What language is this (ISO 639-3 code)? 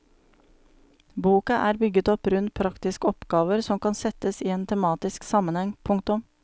nor